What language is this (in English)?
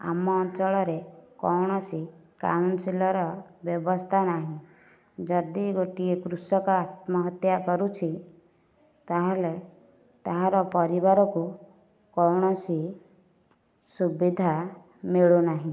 Odia